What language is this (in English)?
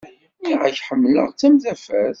Kabyle